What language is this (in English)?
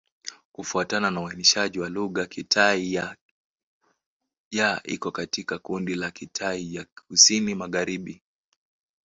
Swahili